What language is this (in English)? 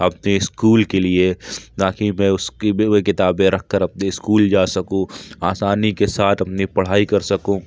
Urdu